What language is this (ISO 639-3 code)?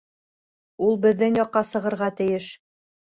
bak